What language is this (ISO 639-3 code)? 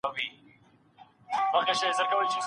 pus